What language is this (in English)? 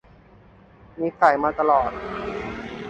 Thai